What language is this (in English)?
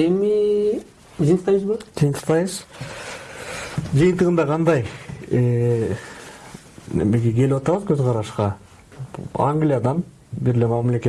Turkish